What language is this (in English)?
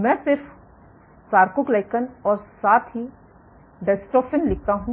Hindi